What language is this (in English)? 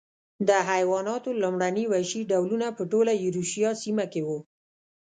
Pashto